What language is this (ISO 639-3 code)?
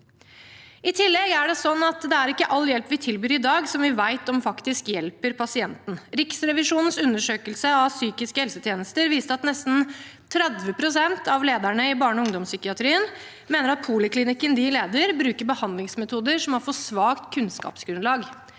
nor